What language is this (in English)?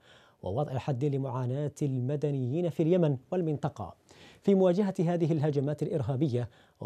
Arabic